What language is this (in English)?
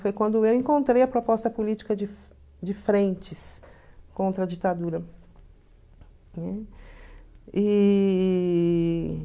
Portuguese